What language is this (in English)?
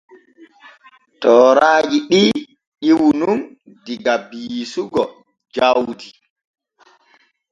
Borgu Fulfulde